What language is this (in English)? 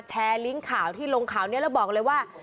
Thai